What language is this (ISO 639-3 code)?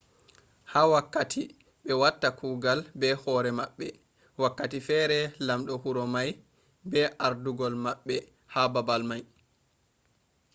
ful